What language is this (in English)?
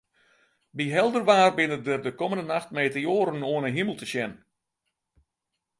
Western Frisian